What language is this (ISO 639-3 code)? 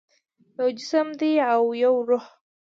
pus